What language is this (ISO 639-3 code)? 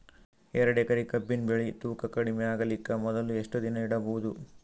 kan